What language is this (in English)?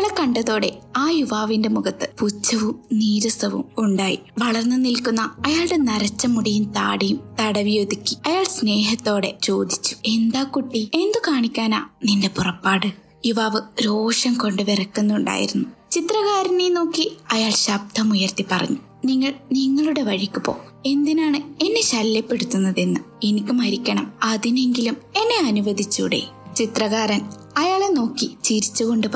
Malayalam